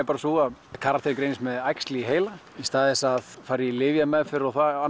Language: Icelandic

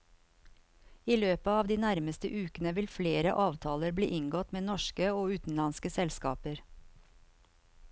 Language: Norwegian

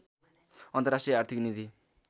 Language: Nepali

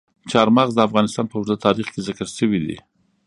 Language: Pashto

